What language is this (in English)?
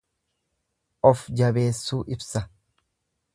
Oromo